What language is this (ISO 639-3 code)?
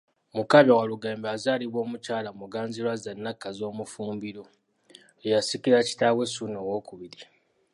lug